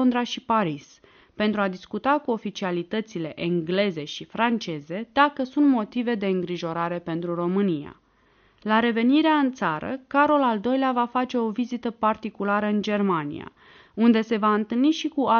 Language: Romanian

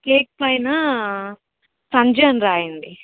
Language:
Telugu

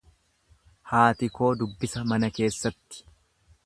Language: Oromo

